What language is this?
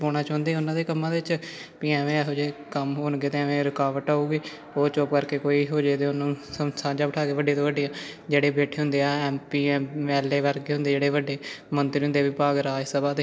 Punjabi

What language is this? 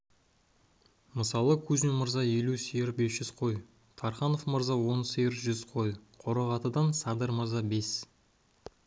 Kazakh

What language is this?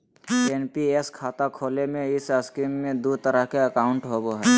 Magahi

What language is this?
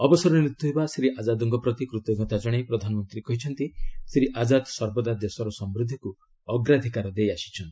Odia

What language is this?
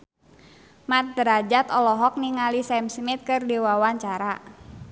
Sundanese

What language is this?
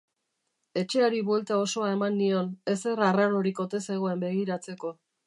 Basque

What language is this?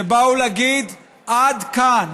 Hebrew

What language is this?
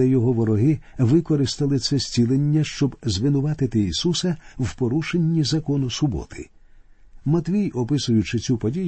Ukrainian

